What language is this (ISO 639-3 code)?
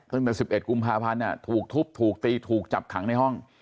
tha